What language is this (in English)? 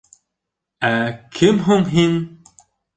Bashkir